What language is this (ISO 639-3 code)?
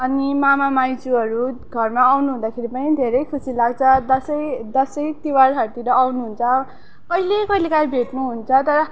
nep